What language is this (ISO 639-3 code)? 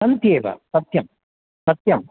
san